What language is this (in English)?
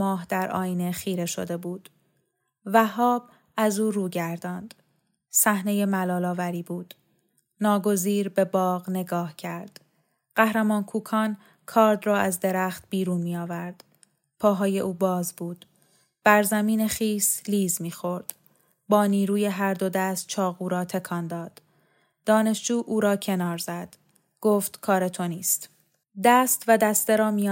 Persian